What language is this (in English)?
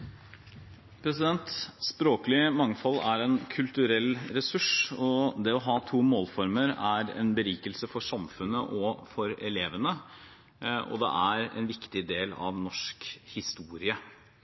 Norwegian Bokmål